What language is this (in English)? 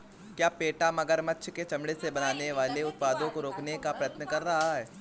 Hindi